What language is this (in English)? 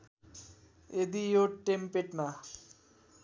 Nepali